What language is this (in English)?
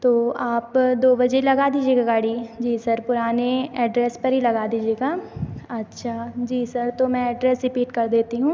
Hindi